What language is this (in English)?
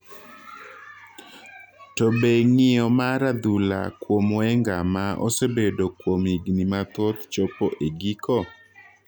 Luo (Kenya and Tanzania)